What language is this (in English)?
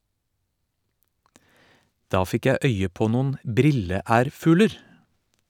Norwegian